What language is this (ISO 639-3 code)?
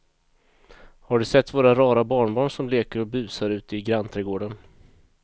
swe